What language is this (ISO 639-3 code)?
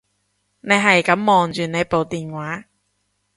yue